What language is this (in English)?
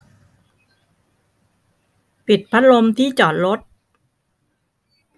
Thai